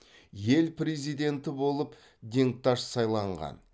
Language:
Kazakh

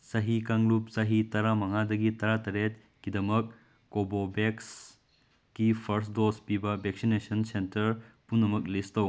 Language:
Manipuri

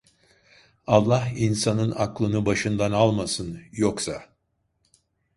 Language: Turkish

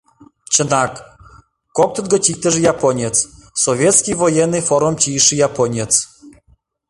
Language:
Mari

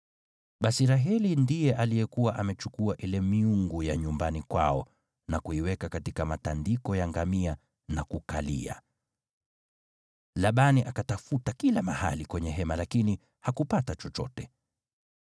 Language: Swahili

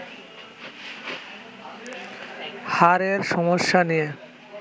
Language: Bangla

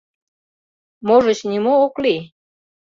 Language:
Mari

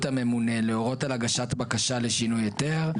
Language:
Hebrew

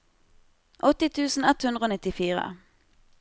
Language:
Norwegian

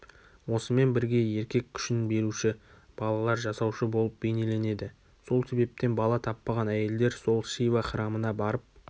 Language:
Kazakh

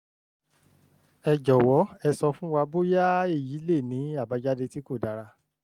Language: Yoruba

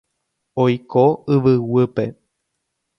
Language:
Guarani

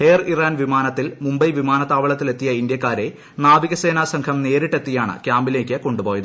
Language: Malayalam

